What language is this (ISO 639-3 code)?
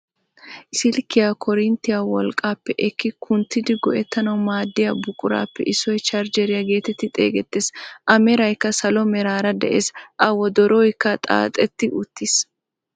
wal